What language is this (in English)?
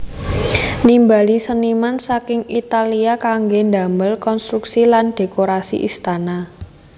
Javanese